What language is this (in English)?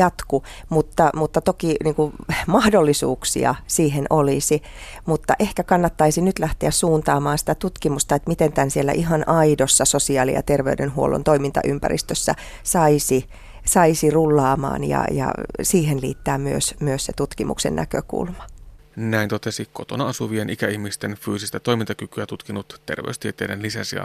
Finnish